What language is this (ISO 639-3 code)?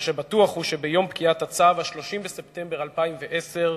heb